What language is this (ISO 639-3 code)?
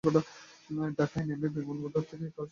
ben